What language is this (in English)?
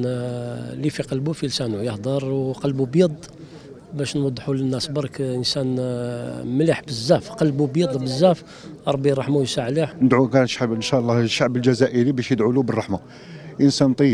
Arabic